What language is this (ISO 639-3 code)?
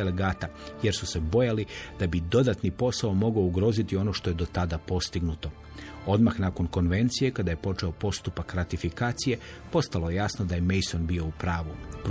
hrv